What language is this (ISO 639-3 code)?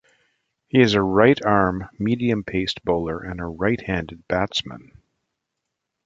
eng